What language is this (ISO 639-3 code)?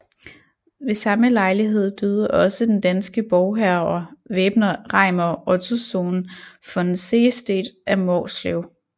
dan